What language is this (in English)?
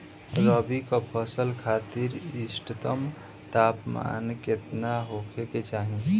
Bhojpuri